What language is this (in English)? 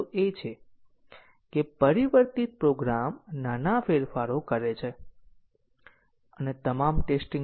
Gujarati